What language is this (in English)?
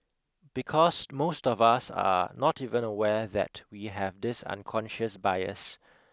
English